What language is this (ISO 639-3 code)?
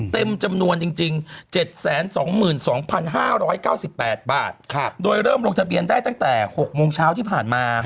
tha